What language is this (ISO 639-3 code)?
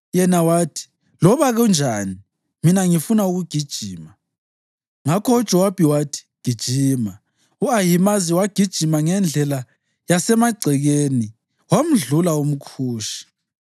nde